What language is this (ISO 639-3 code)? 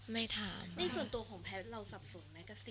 tha